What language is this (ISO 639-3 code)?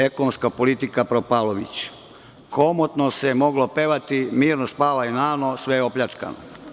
srp